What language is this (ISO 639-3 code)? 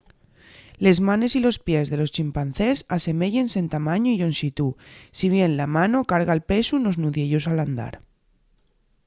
ast